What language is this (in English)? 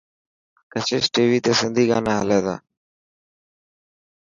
Dhatki